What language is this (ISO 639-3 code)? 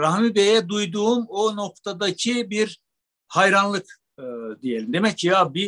tur